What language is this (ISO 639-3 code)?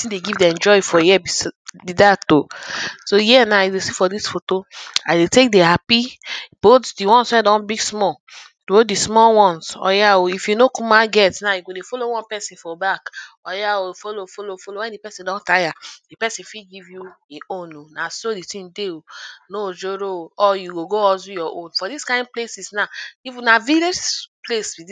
pcm